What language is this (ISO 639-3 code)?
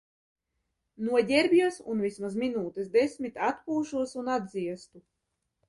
lav